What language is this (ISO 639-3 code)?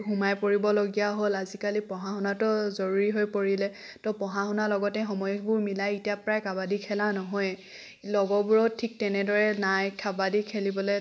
asm